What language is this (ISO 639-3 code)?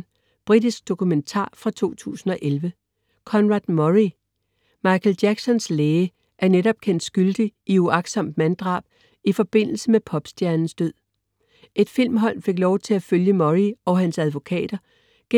dan